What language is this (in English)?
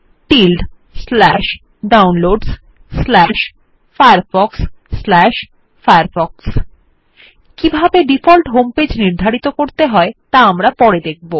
Bangla